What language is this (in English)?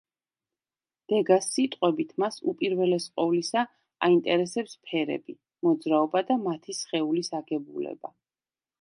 Georgian